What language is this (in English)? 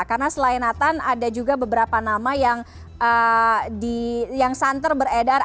Indonesian